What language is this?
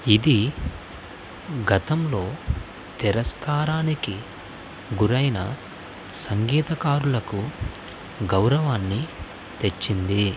Telugu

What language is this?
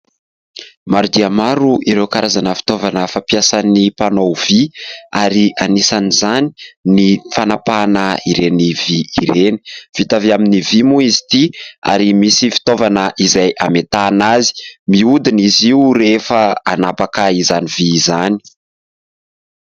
Malagasy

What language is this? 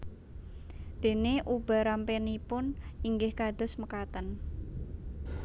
Javanese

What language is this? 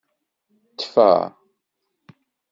Kabyle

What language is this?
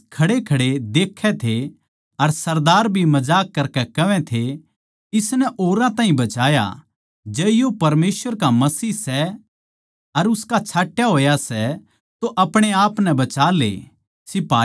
Haryanvi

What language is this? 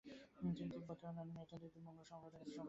Bangla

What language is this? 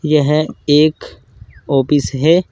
Hindi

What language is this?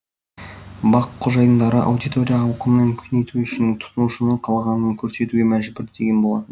Kazakh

